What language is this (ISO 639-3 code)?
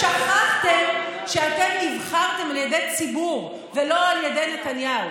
heb